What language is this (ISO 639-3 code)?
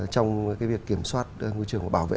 vie